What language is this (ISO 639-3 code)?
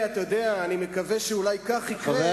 heb